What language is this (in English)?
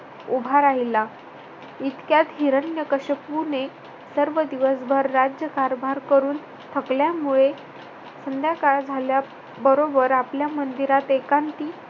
Marathi